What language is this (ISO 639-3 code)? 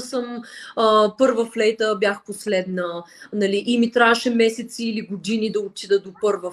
bul